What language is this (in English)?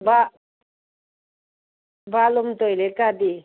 Manipuri